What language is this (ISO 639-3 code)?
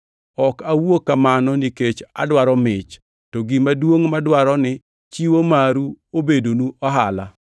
luo